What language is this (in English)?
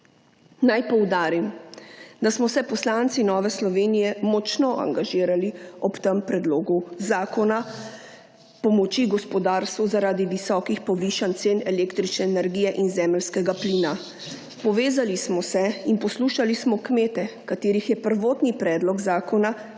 Slovenian